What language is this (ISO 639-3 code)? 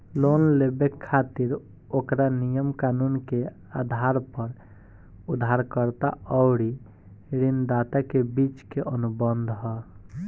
bho